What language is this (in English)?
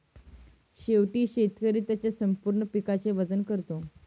Marathi